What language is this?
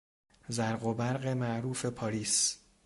Persian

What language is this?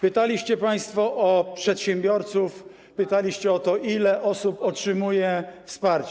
Polish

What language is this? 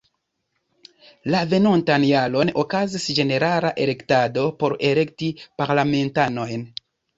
Esperanto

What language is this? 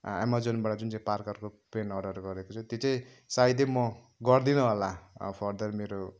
Nepali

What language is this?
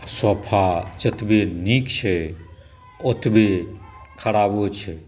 Maithili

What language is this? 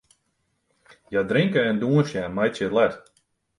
Western Frisian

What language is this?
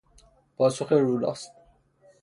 Persian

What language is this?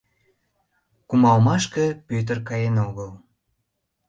Mari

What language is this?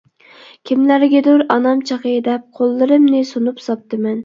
Uyghur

